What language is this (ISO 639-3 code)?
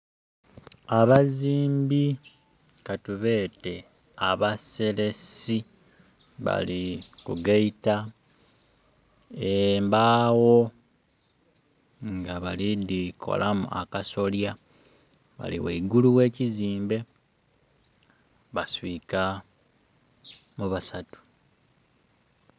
xog